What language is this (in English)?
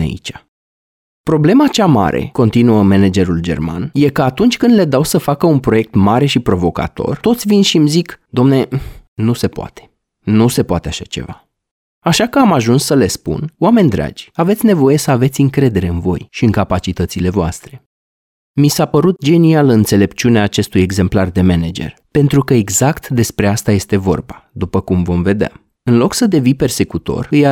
Romanian